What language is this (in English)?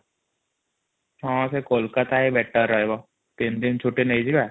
Odia